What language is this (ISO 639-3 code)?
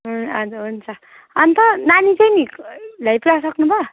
nep